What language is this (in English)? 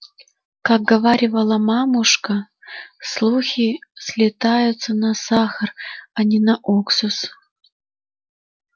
Russian